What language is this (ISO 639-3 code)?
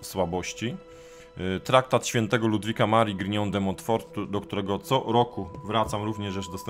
pol